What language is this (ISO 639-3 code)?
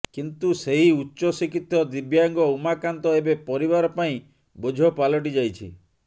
ori